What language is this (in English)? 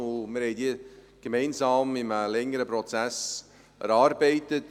Swiss German